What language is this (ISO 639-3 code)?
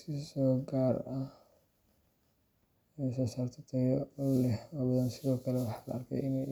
som